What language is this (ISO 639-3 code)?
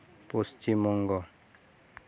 sat